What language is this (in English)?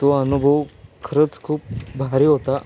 Marathi